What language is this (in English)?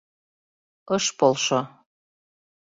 Mari